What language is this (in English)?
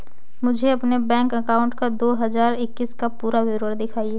Hindi